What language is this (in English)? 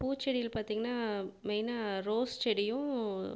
Tamil